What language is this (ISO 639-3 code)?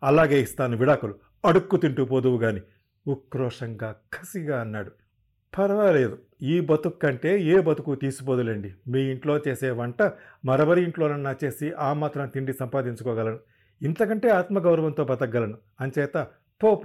tel